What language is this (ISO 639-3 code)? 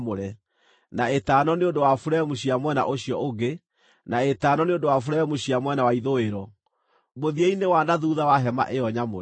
kik